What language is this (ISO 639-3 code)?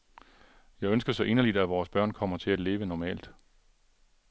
dan